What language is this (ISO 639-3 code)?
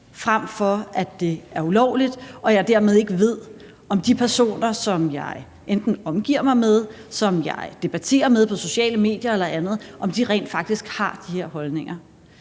dan